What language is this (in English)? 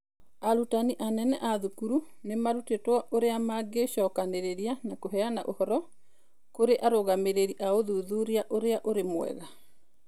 Kikuyu